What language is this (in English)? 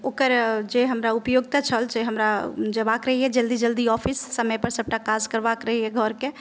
Maithili